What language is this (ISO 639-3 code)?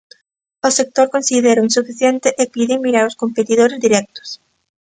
glg